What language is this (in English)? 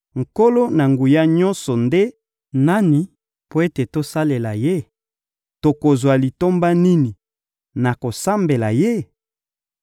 Lingala